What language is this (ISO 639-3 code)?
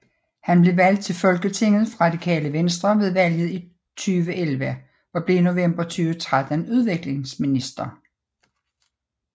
dan